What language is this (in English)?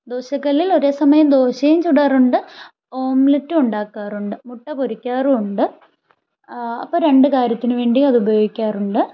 Malayalam